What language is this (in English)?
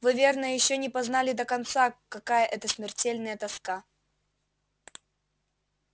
Russian